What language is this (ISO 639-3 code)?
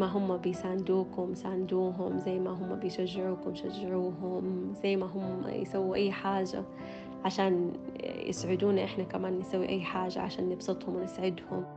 ara